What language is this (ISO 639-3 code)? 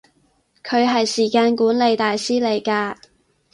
yue